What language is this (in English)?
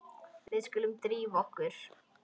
Icelandic